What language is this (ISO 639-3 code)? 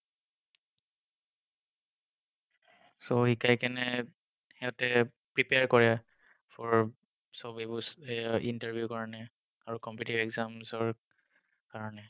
asm